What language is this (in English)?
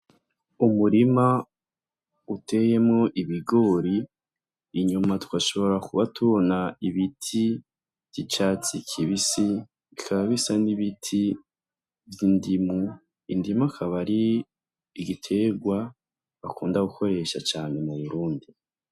Rundi